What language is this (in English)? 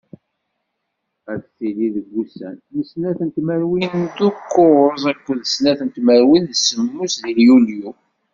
Kabyle